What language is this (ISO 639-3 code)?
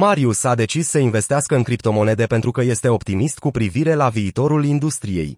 ron